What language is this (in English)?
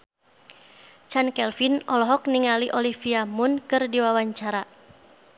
Sundanese